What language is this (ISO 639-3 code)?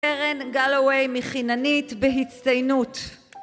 heb